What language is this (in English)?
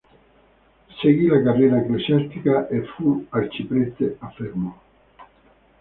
Italian